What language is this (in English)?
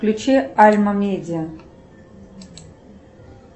Russian